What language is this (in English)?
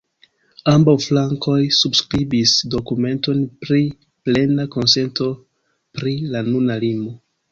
Esperanto